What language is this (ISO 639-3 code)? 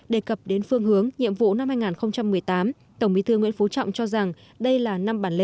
vie